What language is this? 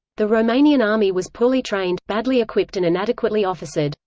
English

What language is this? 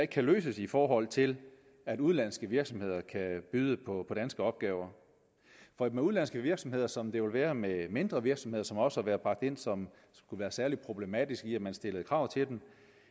Danish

